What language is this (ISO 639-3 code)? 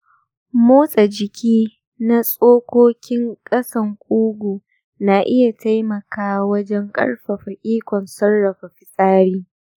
hau